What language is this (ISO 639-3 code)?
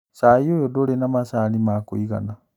kik